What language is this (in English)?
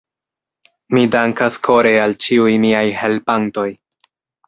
Esperanto